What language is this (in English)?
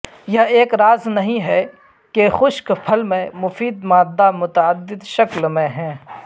Urdu